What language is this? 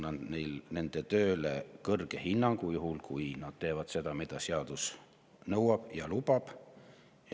Estonian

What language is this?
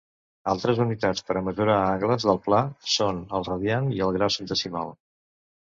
Catalan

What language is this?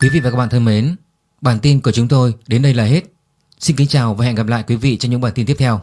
Vietnamese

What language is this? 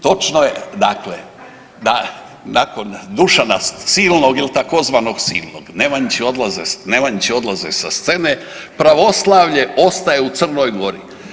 Croatian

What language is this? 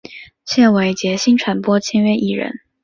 Chinese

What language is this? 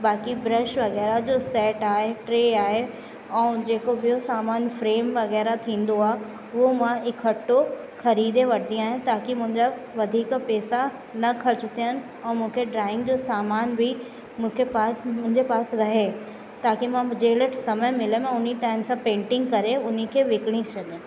Sindhi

